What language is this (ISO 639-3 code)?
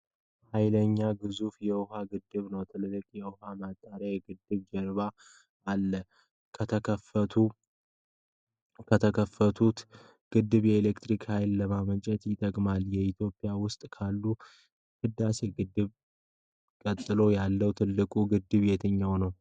amh